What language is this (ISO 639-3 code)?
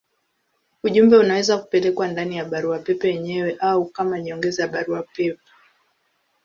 swa